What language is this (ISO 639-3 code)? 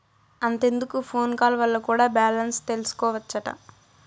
tel